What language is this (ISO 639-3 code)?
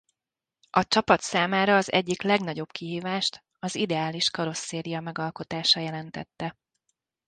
hun